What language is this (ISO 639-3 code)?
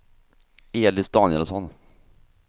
swe